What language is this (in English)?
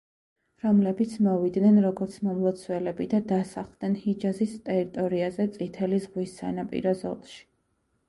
Georgian